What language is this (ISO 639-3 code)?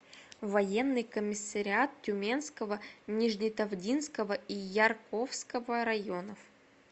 rus